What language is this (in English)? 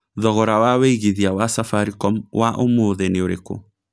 Kikuyu